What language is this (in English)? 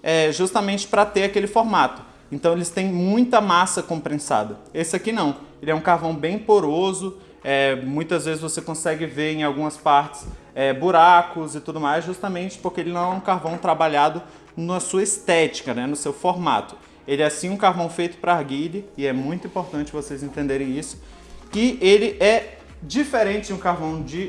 Portuguese